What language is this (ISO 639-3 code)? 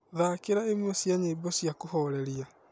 kik